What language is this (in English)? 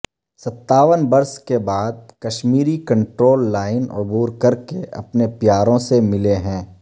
Urdu